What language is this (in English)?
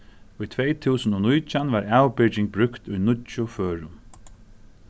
Faroese